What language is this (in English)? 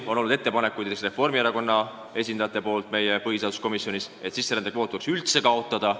Estonian